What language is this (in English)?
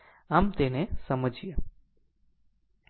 Gujarati